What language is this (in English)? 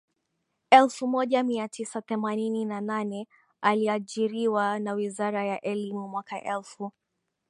Swahili